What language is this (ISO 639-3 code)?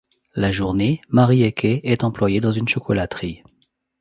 fra